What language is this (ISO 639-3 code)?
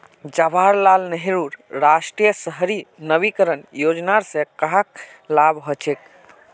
mag